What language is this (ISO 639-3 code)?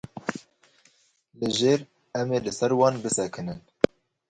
kur